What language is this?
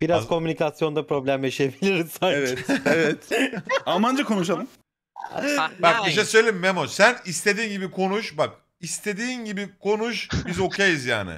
Turkish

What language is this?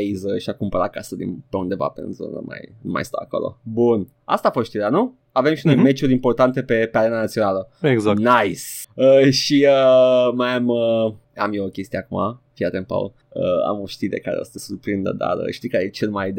Romanian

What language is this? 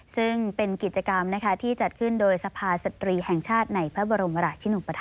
Thai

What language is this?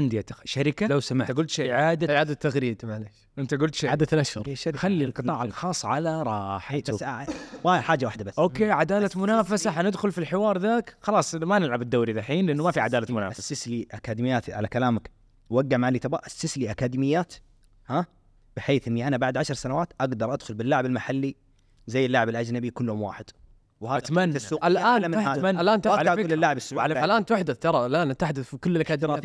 Arabic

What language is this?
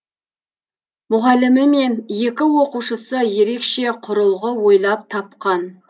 Kazakh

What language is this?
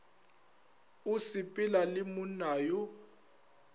Northern Sotho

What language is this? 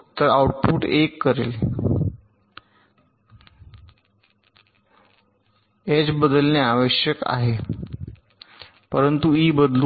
Marathi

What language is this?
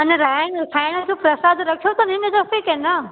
Sindhi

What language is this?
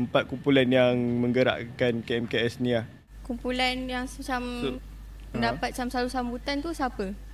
Malay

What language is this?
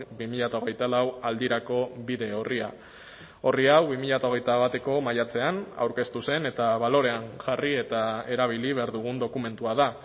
Basque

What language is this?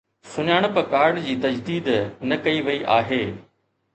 Sindhi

